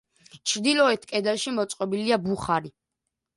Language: Georgian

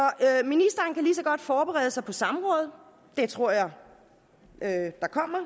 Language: Danish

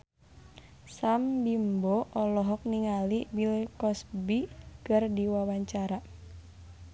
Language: Sundanese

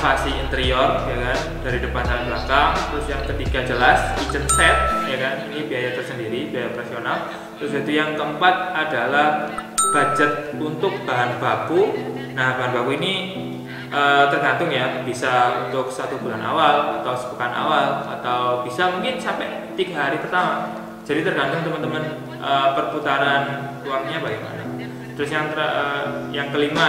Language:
Indonesian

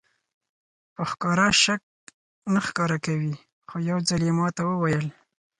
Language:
Pashto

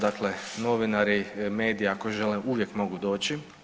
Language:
Croatian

